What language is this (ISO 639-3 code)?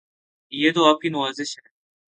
urd